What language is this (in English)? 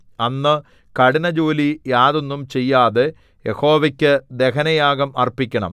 Malayalam